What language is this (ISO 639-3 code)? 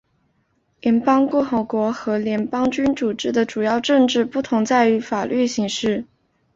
zho